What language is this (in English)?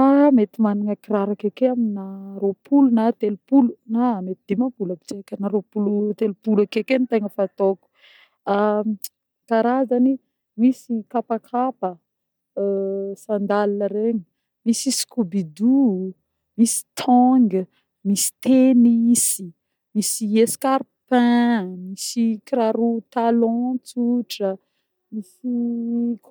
Northern Betsimisaraka Malagasy